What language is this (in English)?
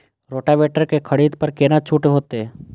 Maithili